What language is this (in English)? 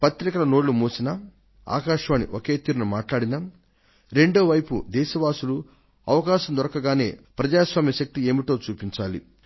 Telugu